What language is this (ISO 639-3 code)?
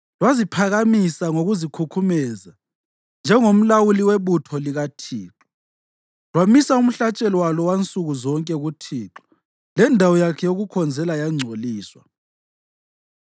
nde